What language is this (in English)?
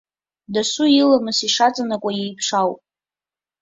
Abkhazian